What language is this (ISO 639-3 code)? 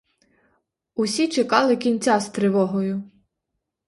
ukr